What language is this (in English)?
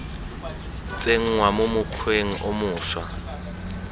Tswana